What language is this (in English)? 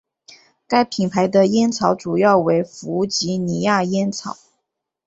Chinese